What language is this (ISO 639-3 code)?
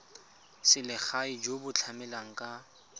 tsn